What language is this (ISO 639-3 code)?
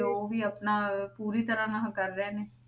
pan